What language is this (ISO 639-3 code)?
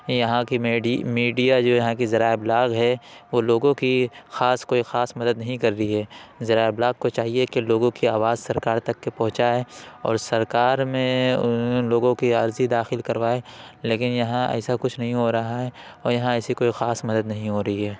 urd